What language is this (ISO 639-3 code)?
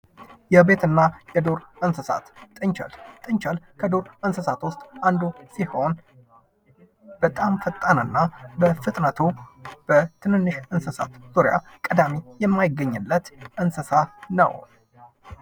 amh